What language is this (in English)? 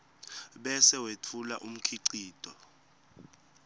Swati